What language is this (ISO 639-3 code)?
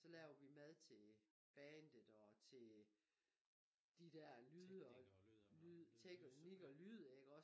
dan